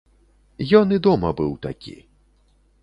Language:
Belarusian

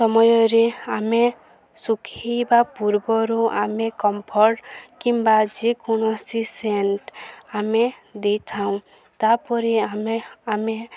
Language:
Odia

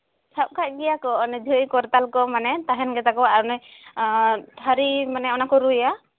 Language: Santali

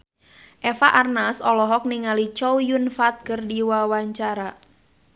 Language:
Sundanese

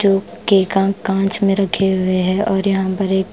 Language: Hindi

